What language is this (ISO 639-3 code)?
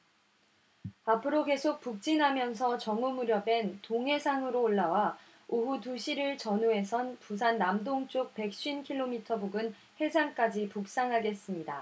kor